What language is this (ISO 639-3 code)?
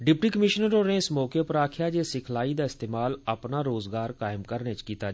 doi